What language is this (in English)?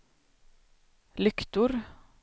Swedish